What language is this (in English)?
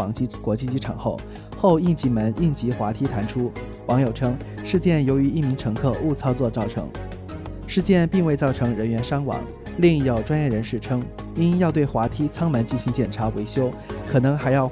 Chinese